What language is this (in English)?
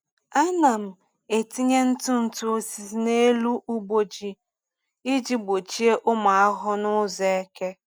Igbo